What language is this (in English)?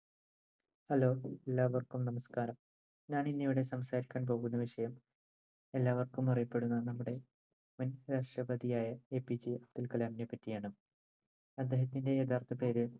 Malayalam